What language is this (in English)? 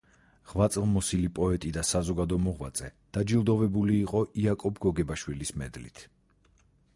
Georgian